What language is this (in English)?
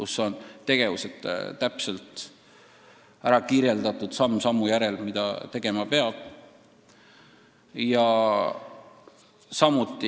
Estonian